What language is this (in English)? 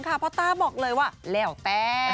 Thai